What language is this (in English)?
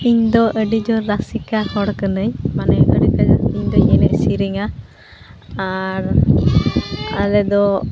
Santali